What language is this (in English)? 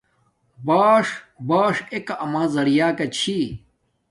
Domaaki